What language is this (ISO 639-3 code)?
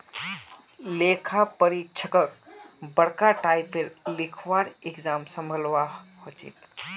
mag